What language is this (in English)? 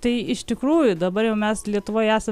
Lithuanian